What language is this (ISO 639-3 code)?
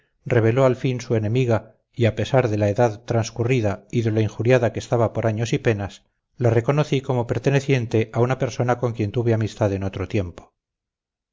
spa